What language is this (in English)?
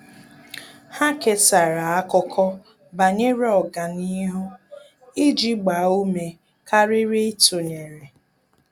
Igbo